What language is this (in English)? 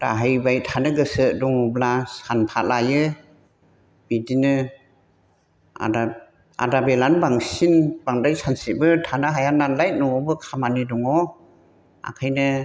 Bodo